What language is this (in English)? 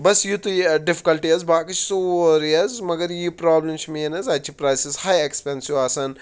Kashmiri